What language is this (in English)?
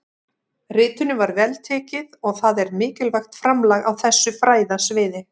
Icelandic